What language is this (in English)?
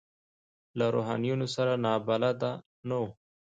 Pashto